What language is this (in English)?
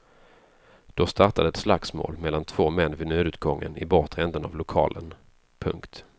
Swedish